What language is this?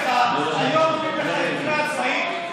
Hebrew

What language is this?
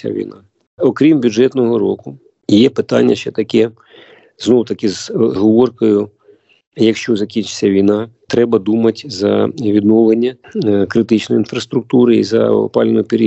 Ukrainian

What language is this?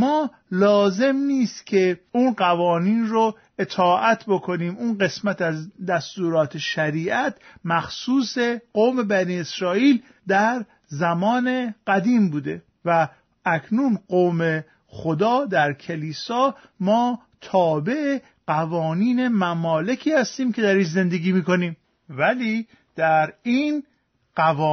Persian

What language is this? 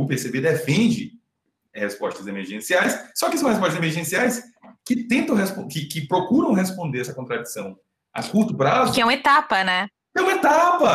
Portuguese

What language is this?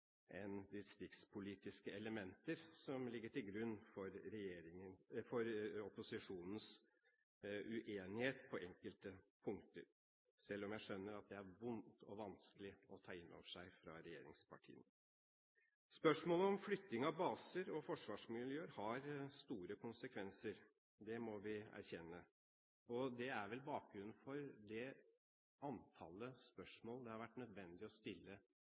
Norwegian Bokmål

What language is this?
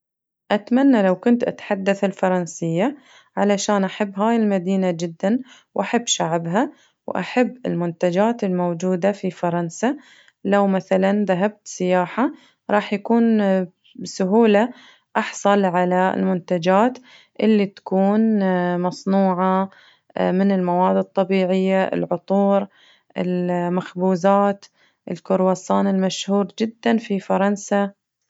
Najdi Arabic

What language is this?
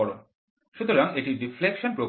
Bangla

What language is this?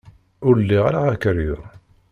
Kabyle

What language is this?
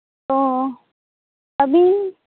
Santali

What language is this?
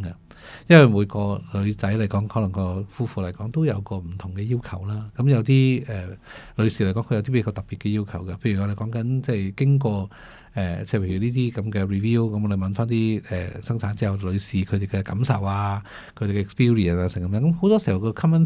Chinese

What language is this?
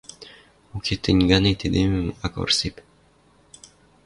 Western Mari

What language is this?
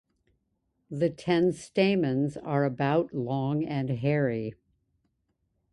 English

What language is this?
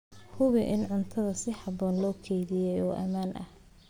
Somali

